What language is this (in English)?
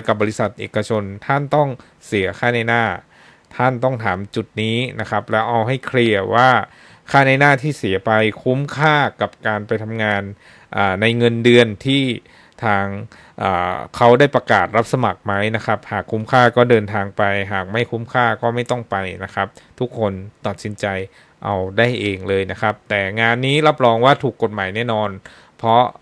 Thai